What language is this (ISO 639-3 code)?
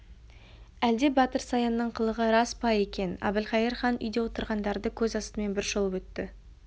kaz